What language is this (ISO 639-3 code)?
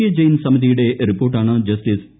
mal